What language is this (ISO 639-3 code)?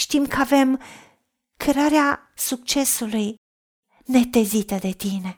ron